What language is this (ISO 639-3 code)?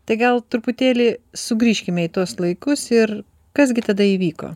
lit